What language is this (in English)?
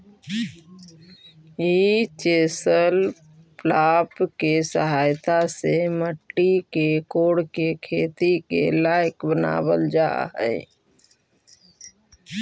Magahi